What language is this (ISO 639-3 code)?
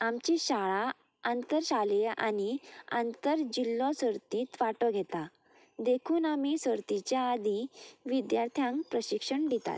kok